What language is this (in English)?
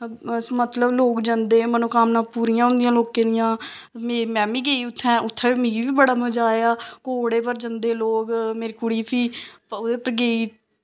Dogri